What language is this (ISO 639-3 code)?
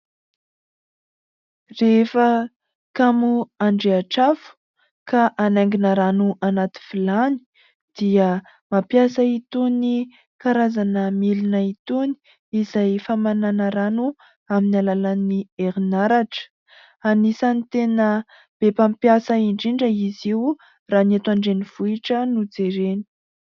mlg